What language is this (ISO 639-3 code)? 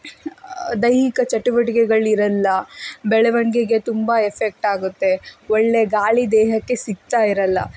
kan